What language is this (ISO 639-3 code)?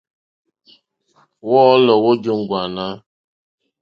bri